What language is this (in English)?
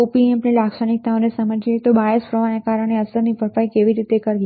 Gujarati